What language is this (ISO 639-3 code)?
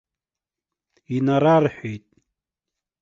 abk